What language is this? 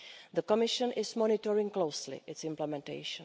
English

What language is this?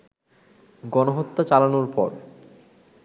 Bangla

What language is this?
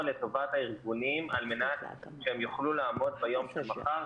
Hebrew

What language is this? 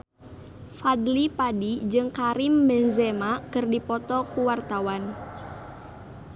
Sundanese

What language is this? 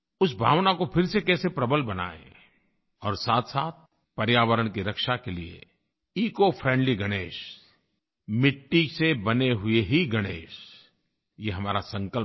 Hindi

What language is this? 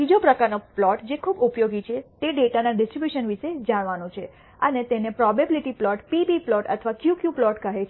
Gujarati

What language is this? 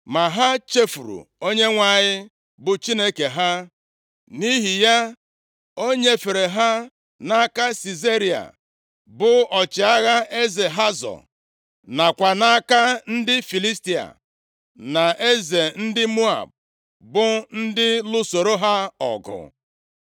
Igbo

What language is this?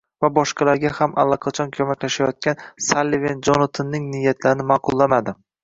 Uzbek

